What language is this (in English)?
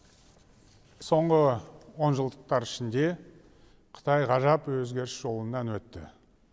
Kazakh